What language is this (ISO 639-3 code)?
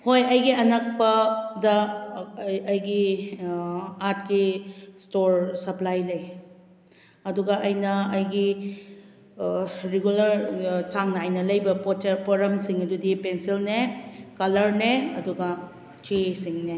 mni